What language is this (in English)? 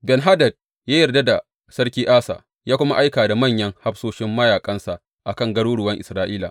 Hausa